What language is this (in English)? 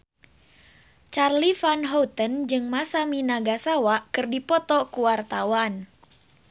Sundanese